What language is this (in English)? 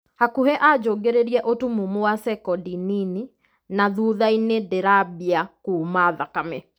Kikuyu